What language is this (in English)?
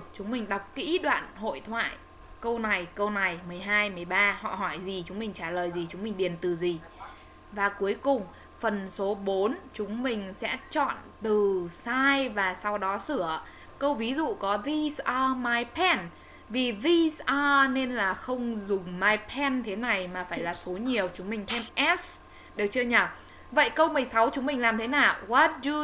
Vietnamese